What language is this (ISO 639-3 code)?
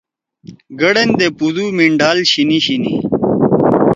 trw